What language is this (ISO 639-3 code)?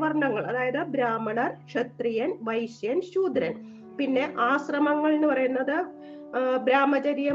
mal